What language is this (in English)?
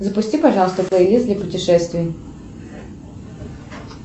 Russian